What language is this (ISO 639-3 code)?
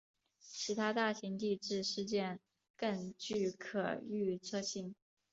zho